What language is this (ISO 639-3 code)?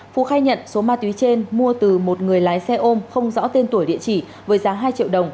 vie